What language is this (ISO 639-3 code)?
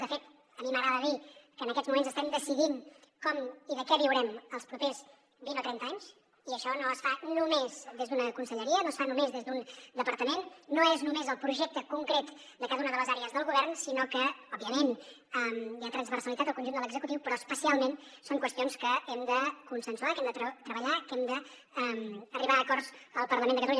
cat